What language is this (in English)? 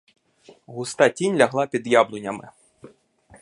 Ukrainian